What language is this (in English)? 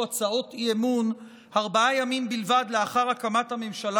Hebrew